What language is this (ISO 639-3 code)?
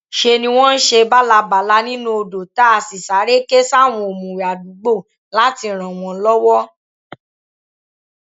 yor